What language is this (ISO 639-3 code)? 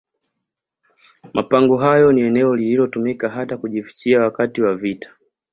swa